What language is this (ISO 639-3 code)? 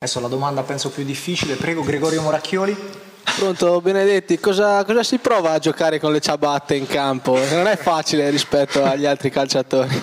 ita